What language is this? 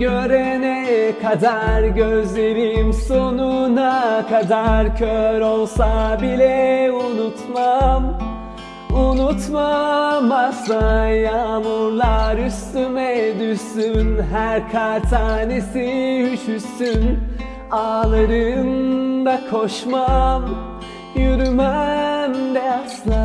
Turkish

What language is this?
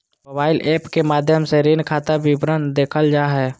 Magahi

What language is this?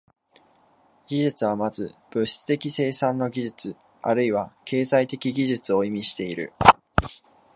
Japanese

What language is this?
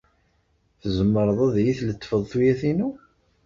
Kabyle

